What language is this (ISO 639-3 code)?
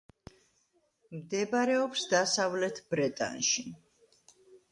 kat